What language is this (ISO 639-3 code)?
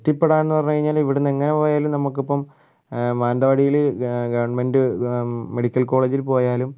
mal